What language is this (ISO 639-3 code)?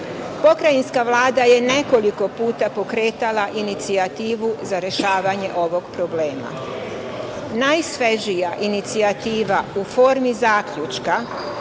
srp